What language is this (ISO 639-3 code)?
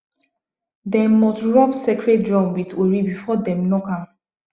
pcm